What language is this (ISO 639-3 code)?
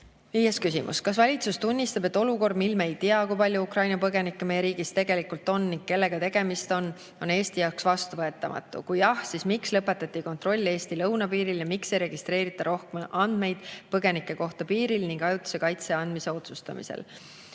est